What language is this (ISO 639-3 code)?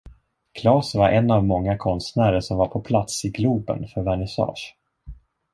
swe